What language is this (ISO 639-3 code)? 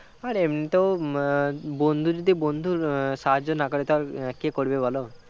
ben